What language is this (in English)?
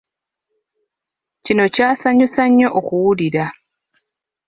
Ganda